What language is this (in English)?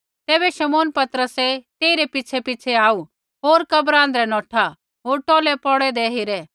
Kullu Pahari